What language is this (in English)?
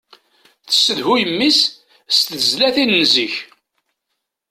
Kabyle